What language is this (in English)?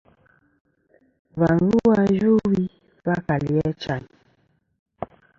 Kom